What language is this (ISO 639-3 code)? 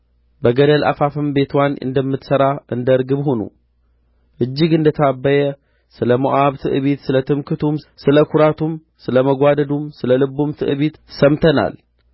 amh